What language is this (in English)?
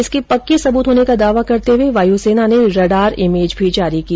Hindi